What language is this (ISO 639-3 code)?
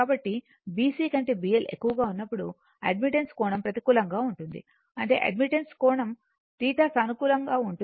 tel